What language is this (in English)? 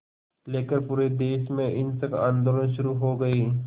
Hindi